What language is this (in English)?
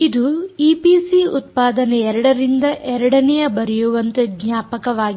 Kannada